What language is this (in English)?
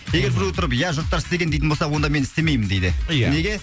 Kazakh